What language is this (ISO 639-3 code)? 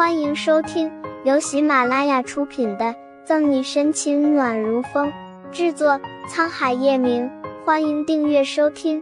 zho